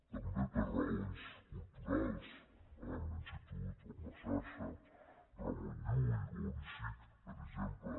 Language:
Catalan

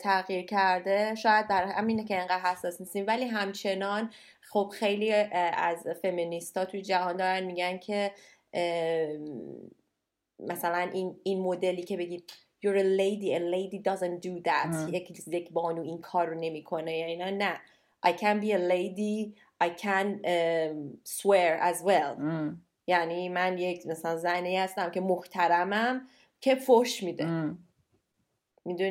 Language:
Persian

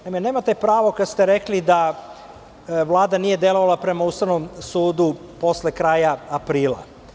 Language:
Serbian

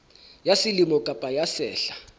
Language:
Southern Sotho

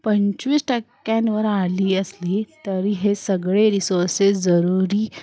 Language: Marathi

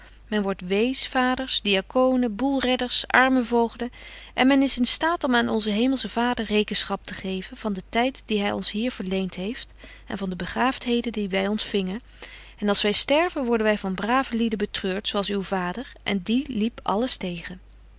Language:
Dutch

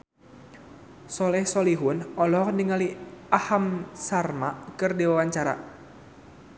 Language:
Sundanese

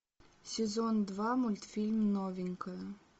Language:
Russian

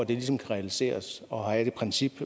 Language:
Danish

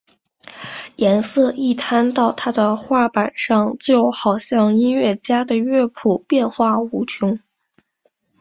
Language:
Chinese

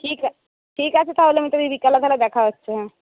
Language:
Bangla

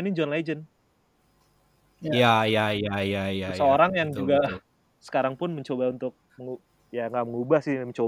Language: Indonesian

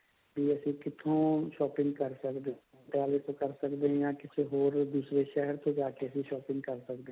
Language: Punjabi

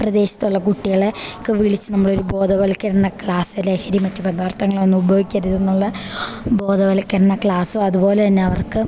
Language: Malayalam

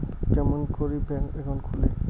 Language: Bangla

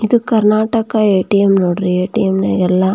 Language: Kannada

